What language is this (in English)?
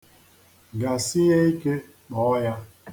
Igbo